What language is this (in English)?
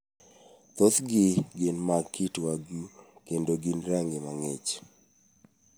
Luo (Kenya and Tanzania)